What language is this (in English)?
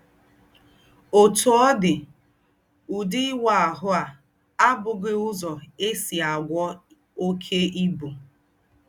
Igbo